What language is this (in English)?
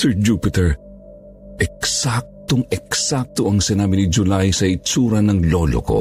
Filipino